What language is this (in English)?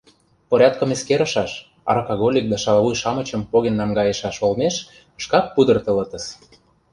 Mari